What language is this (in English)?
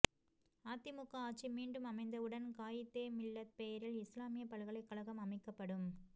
Tamil